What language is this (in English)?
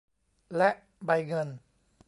Thai